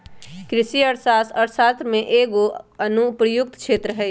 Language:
Magahi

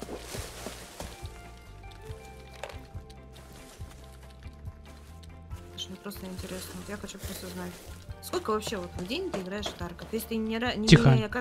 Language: Russian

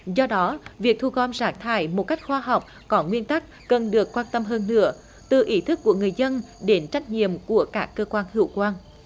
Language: Vietnamese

